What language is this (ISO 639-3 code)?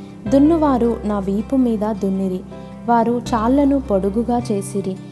tel